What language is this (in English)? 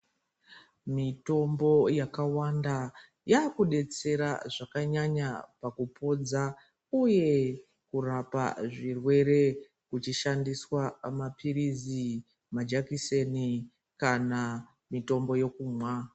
Ndau